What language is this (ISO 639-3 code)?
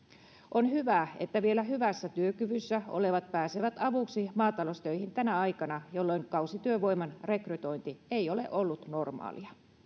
fin